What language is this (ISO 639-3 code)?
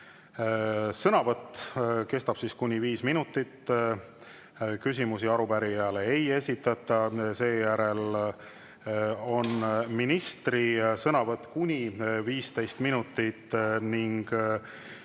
est